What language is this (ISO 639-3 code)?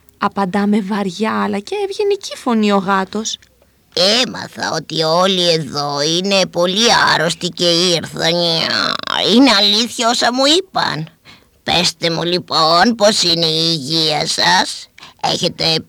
ell